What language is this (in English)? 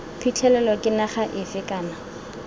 Tswana